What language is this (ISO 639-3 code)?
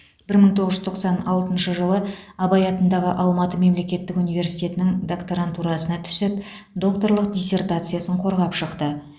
kaz